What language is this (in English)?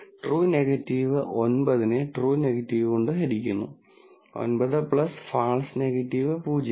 Malayalam